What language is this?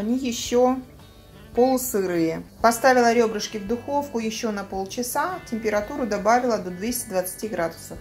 Russian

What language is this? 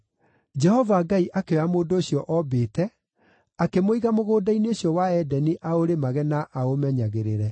Kikuyu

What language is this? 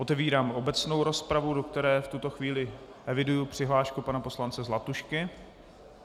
Czech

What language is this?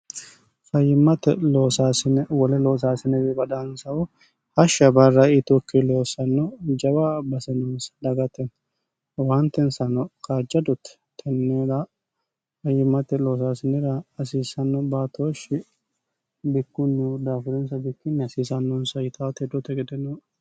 Sidamo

